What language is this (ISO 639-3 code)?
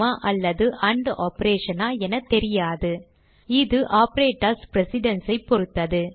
tam